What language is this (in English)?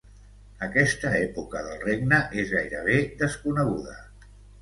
Catalan